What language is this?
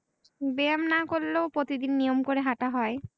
Bangla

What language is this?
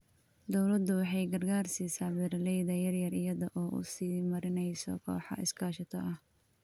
Somali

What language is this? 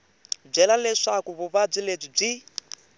Tsonga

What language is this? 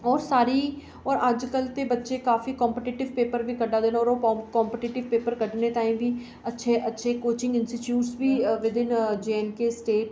Dogri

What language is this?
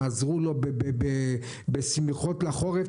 Hebrew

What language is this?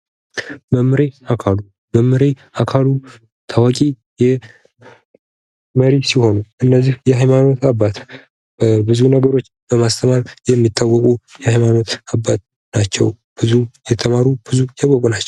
Amharic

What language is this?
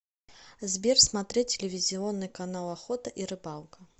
Russian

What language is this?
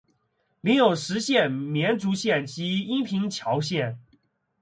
Chinese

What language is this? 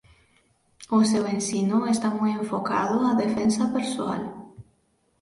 Galician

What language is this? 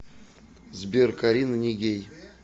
Russian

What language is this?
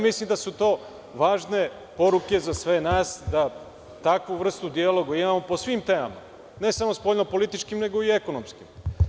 Serbian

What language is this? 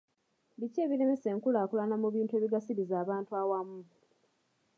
Ganda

